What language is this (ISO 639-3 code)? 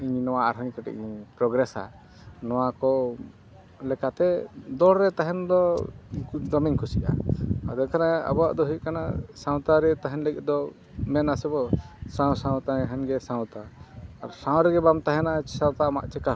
sat